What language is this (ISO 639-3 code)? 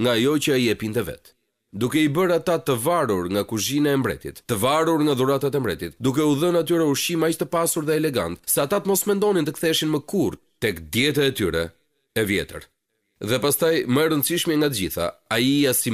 ron